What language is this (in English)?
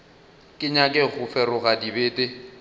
Northern Sotho